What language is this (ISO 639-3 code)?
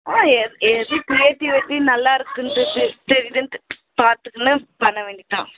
tam